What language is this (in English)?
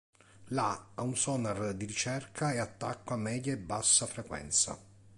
Italian